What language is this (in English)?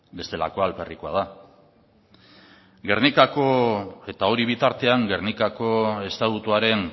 Basque